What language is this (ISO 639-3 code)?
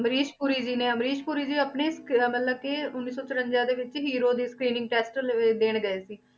pan